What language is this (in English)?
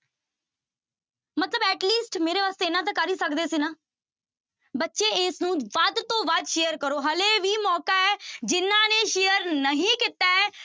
Punjabi